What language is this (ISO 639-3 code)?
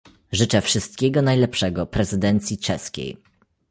pol